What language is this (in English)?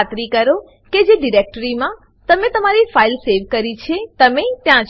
Gujarati